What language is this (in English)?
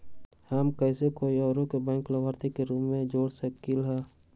Magahi